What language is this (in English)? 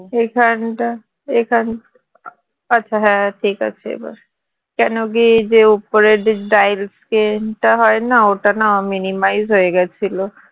Bangla